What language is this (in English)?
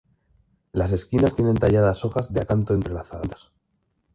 Spanish